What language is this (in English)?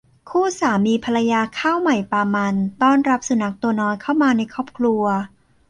Thai